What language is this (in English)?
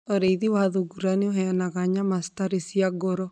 Kikuyu